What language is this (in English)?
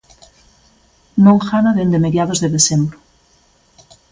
Galician